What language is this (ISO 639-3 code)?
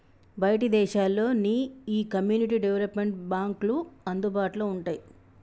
tel